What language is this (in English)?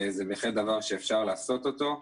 Hebrew